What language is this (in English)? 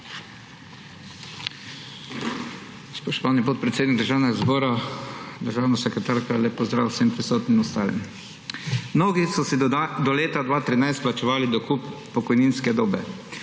Slovenian